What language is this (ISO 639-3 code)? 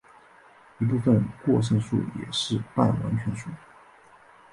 zho